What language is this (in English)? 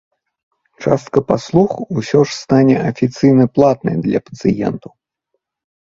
Belarusian